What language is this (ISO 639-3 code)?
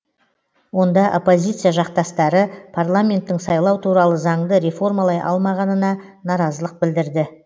kaz